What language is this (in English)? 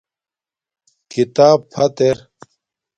Domaaki